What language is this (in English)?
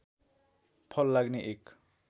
Nepali